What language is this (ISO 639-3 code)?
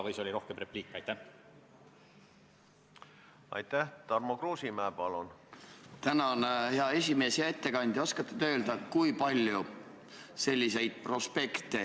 est